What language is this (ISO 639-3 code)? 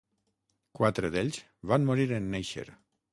cat